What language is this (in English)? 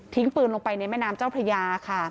Thai